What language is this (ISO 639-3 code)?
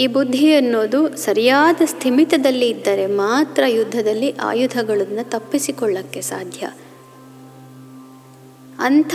kan